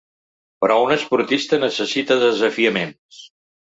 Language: Catalan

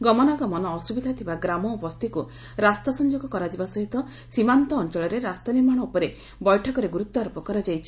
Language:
Odia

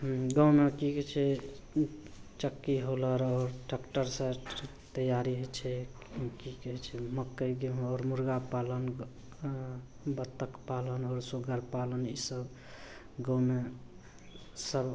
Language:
Maithili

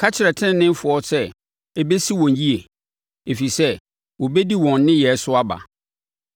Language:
Akan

